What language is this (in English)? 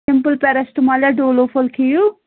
Kashmiri